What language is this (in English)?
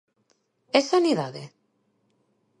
Galician